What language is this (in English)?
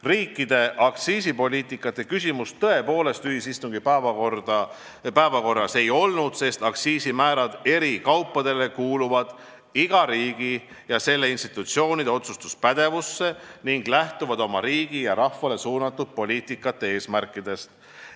Estonian